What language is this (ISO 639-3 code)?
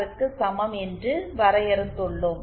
tam